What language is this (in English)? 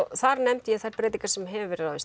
Icelandic